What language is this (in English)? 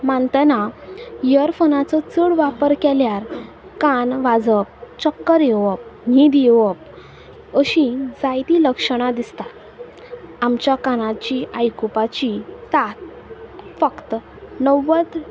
Konkani